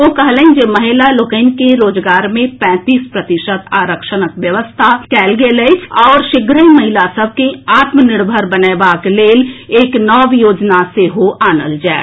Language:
Maithili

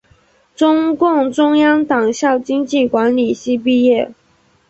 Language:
Chinese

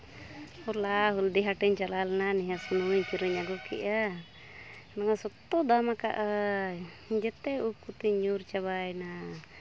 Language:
Santali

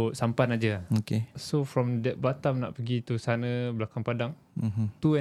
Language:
Malay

